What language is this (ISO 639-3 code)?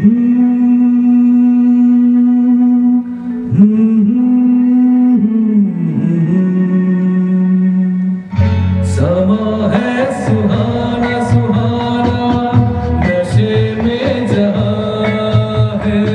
ara